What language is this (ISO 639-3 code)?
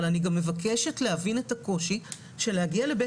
heb